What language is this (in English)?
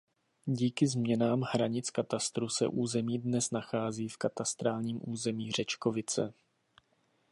Czech